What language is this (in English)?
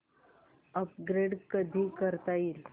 Marathi